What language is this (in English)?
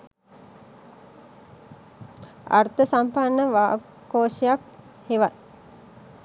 Sinhala